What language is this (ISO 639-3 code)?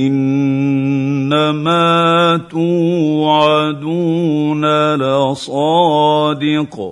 ara